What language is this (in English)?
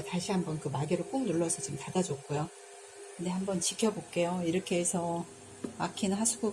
Korean